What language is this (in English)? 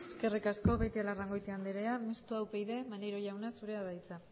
Basque